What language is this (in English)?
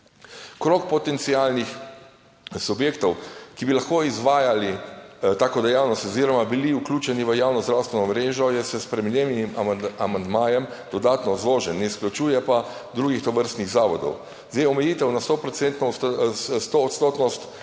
Slovenian